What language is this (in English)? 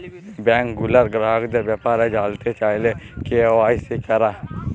Bangla